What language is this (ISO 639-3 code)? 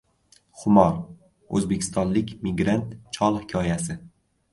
uzb